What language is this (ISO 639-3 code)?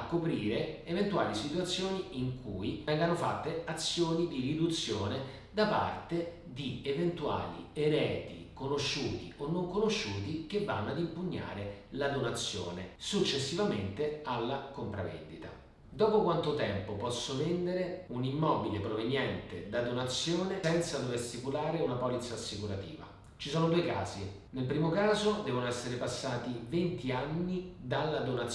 ita